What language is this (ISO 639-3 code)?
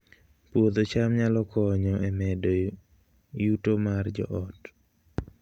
luo